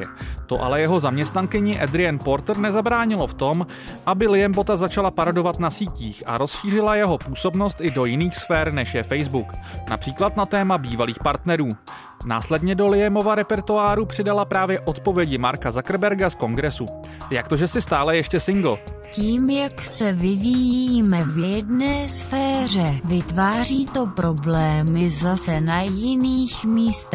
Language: Czech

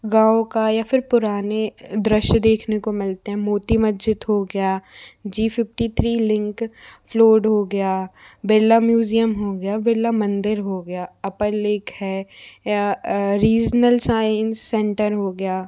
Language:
Hindi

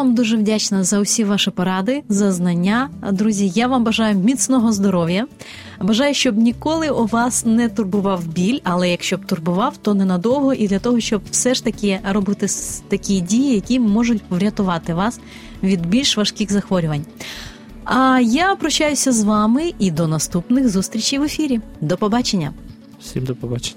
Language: Ukrainian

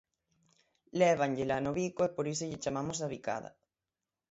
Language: Galician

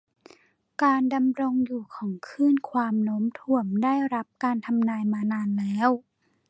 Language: Thai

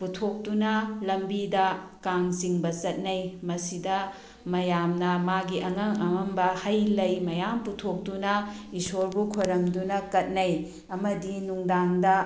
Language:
Manipuri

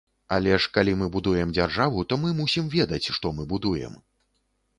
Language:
Belarusian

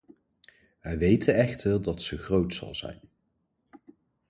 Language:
Dutch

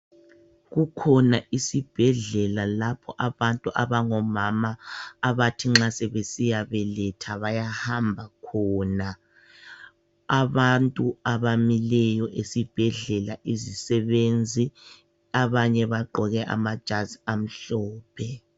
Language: North Ndebele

